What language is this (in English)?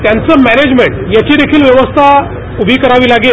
Marathi